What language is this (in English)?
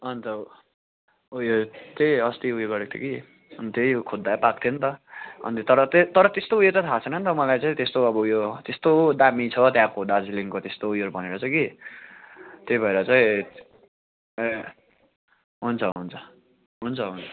Nepali